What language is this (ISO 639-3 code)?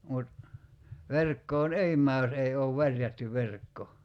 fin